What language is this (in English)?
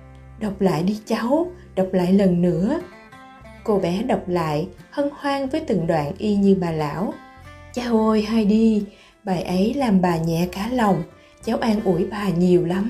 Vietnamese